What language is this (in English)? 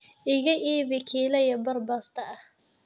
Somali